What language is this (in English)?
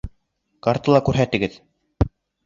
Bashkir